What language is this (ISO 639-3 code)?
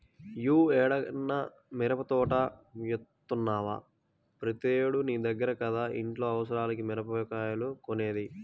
tel